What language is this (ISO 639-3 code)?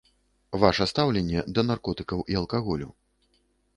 bel